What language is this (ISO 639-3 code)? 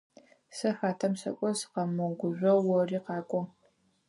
ady